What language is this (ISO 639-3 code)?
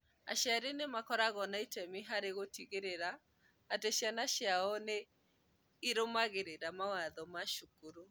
kik